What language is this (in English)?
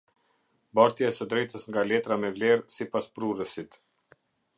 Albanian